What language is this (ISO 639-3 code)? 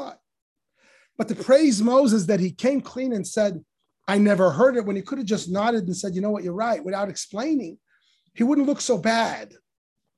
eng